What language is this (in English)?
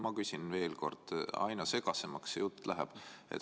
Estonian